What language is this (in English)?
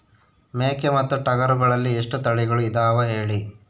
Kannada